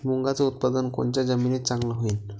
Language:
Marathi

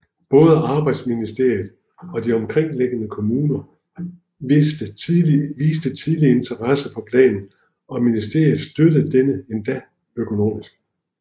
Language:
Danish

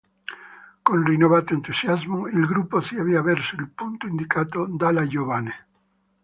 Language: Italian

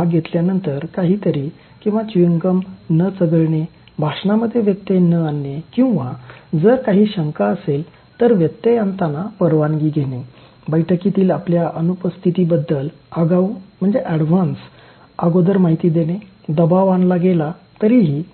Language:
Marathi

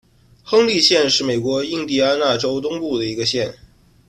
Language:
Chinese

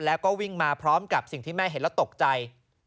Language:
Thai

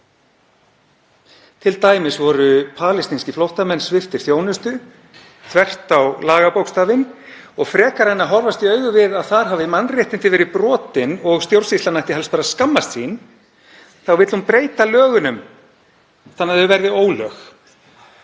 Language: Icelandic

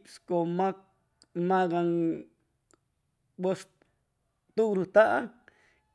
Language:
Chimalapa Zoque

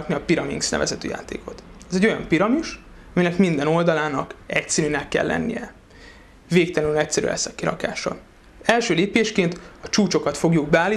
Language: Hungarian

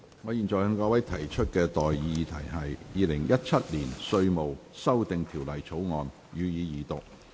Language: Cantonese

